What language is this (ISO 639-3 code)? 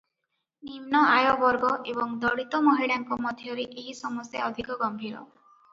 ori